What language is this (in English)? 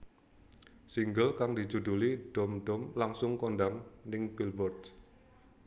Javanese